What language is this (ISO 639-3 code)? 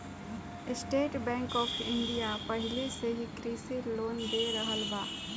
bho